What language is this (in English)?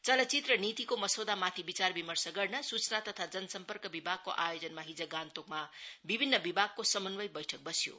Nepali